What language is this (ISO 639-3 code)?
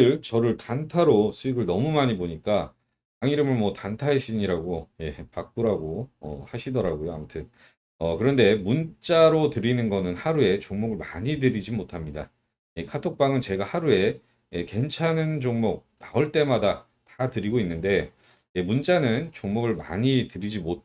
kor